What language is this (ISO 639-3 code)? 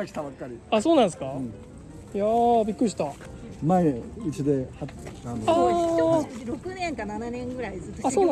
jpn